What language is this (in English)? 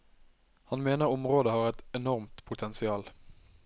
Norwegian